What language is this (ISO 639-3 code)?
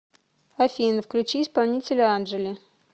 rus